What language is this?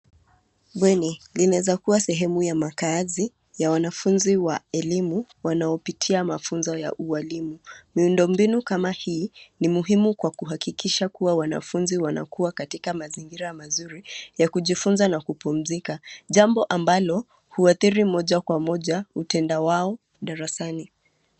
Swahili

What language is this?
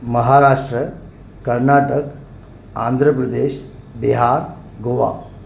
Sindhi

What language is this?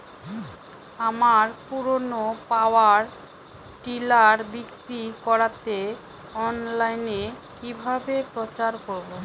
Bangla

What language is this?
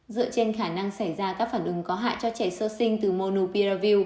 Vietnamese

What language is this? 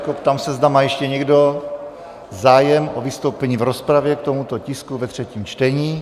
Czech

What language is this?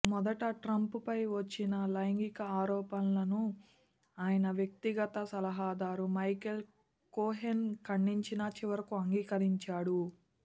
Telugu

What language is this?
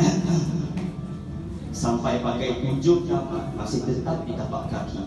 Malay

